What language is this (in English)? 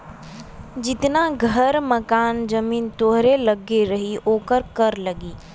Bhojpuri